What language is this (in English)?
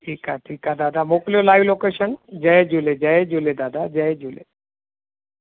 Sindhi